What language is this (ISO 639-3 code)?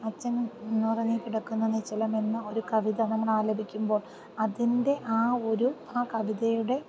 mal